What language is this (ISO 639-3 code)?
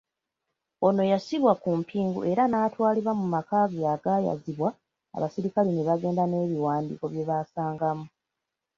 lug